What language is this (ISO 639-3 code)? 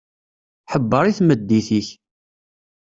kab